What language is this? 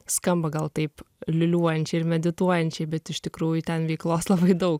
Lithuanian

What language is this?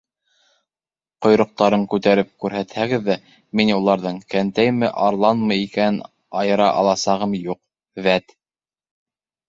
Bashkir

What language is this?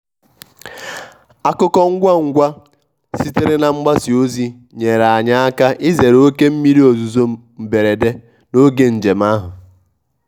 Igbo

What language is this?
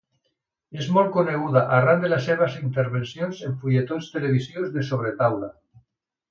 Catalan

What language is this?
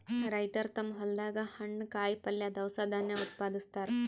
Kannada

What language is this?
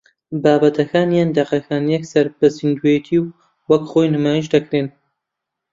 Central Kurdish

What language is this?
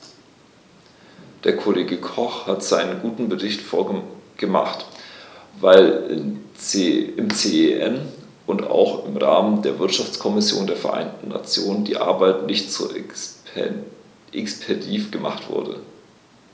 German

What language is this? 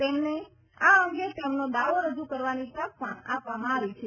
Gujarati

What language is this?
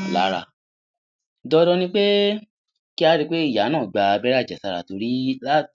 Yoruba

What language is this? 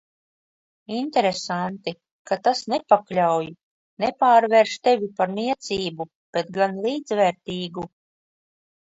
Latvian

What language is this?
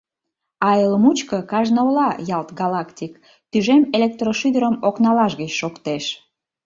Mari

